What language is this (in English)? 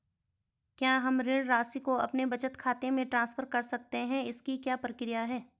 Hindi